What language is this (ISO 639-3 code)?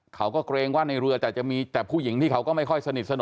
tha